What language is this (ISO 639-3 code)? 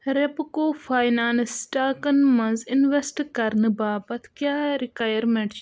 kas